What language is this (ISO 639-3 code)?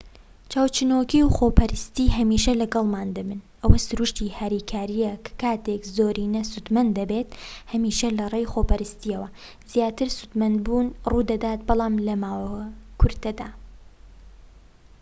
ckb